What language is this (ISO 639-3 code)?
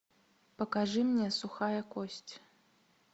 rus